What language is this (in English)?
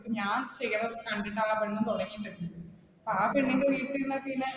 Malayalam